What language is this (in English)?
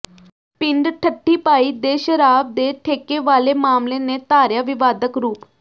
Punjabi